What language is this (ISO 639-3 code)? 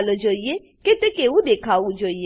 guj